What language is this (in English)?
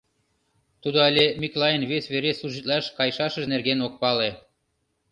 Mari